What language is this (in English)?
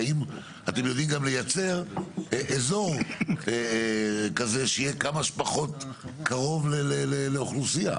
Hebrew